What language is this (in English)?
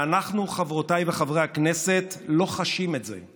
Hebrew